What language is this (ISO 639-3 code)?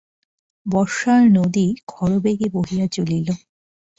ben